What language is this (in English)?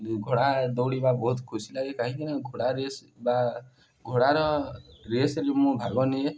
Odia